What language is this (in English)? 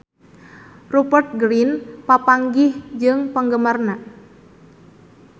Sundanese